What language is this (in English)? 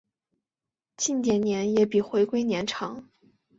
Chinese